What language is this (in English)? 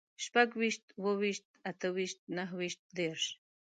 Pashto